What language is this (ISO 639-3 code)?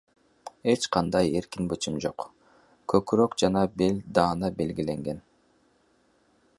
kir